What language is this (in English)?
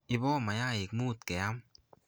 Kalenjin